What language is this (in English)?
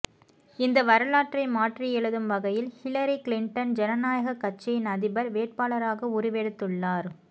Tamil